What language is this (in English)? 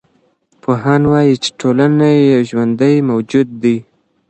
Pashto